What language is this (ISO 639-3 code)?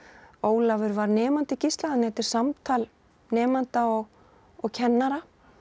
isl